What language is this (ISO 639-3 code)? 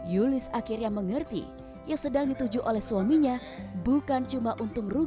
ind